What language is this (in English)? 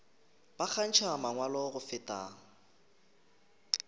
Northern Sotho